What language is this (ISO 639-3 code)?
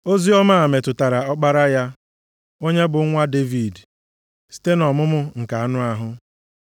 ibo